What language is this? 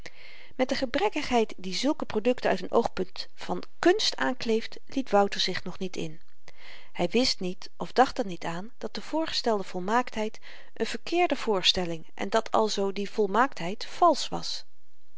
Dutch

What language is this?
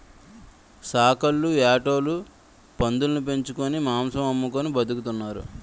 Telugu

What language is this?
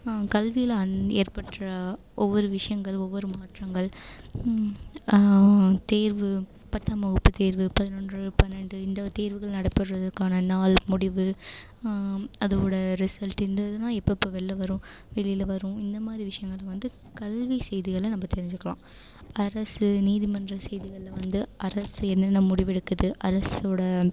Tamil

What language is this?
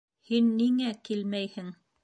Bashkir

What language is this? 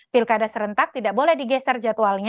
Indonesian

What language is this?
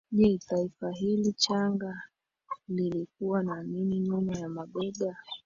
Swahili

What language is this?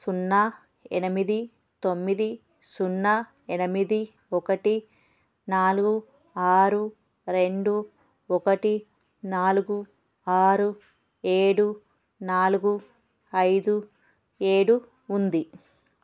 Telugu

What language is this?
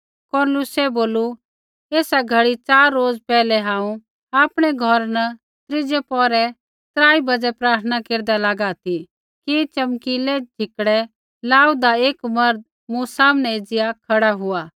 Kullu Pahari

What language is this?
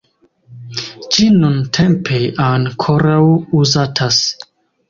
Esperanto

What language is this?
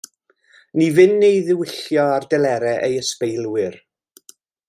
Welsh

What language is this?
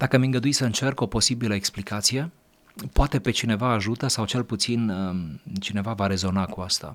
Romanian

